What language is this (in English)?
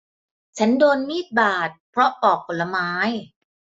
Thai